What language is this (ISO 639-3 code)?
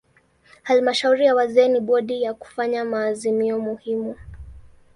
swa